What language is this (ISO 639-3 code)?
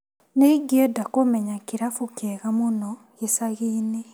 kik